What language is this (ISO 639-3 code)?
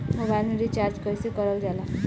bho